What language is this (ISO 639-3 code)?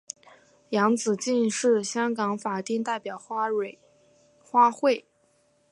zho